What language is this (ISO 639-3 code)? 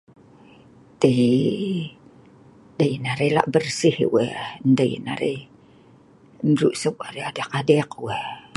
snv